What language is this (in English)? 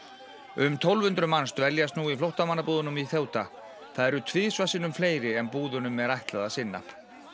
Icelandic